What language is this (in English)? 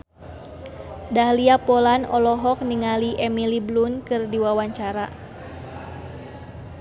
Sundanese